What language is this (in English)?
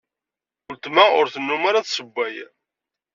Kabyle